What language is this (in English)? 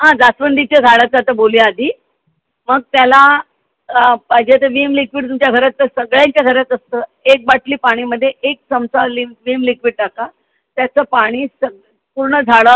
Marathi